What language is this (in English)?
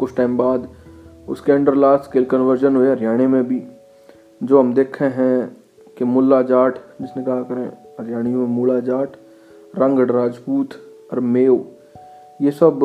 Hindi